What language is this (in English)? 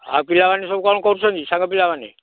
Odia